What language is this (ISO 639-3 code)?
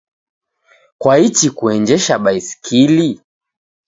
dav